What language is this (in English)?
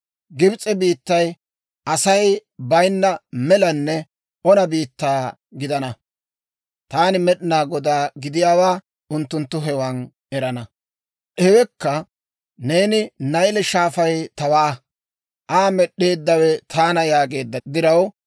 Dawro